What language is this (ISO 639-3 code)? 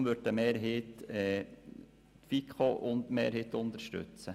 gsw